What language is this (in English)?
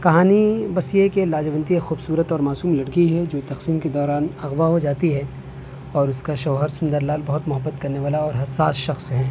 Urdu